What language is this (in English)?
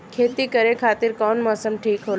Bhojpuri